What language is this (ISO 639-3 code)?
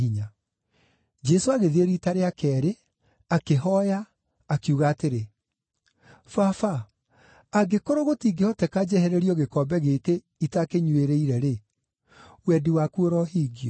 kik